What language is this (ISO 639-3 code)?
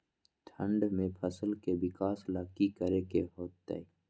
mag